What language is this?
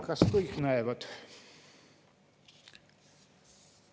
Estonian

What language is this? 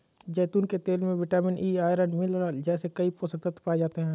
Hindi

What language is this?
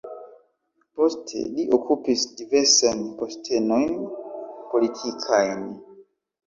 Esperanto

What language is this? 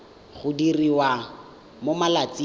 Tswana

